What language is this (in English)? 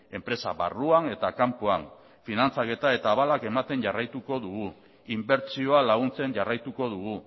Basque